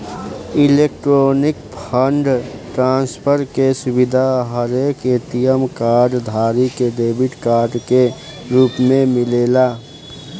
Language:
Bhojpuri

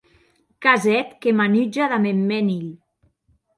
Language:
Occitan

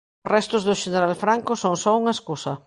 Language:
Galician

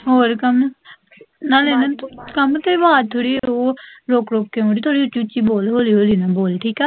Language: Punjabi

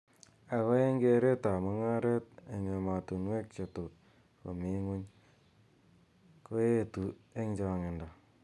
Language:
Kalenjin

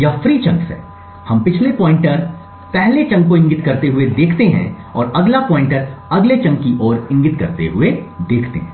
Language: Hindi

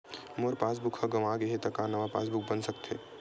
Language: Chhattisgarhi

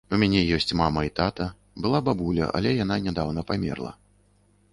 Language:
Belarusian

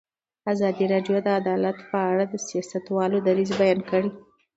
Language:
Pashto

